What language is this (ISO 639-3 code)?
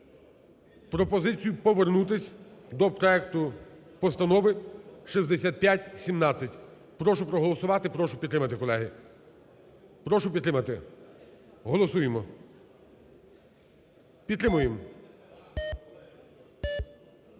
ukr